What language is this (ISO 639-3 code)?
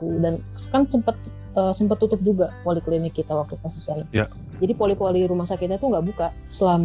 ind